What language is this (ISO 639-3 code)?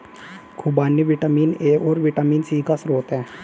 hin